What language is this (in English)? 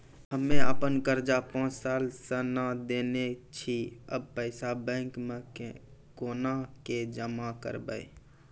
Maithili